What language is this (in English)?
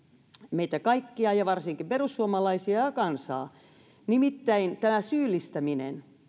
Finnish